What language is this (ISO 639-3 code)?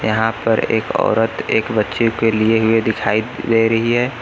hin